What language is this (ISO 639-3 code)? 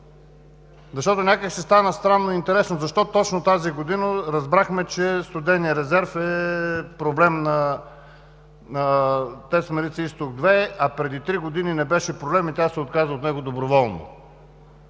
bul